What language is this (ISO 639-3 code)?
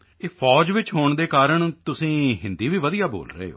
pan